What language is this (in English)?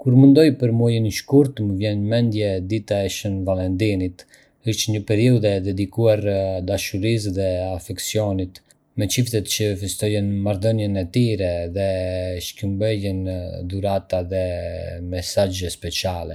Arbëreshë Albanian